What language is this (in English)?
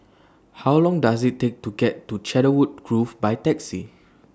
English